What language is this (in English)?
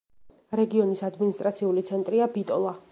Georgian